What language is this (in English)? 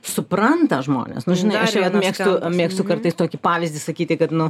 Lithuanian